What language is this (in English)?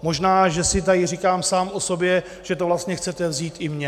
Czech